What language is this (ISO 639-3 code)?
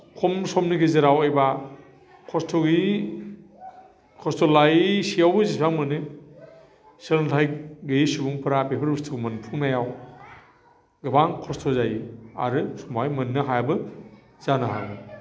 brx